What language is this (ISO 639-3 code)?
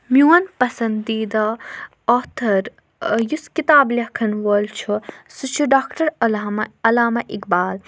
kas